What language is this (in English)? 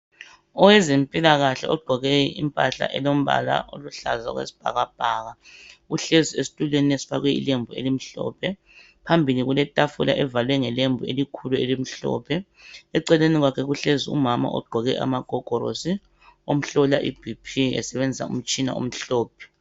North Ndebele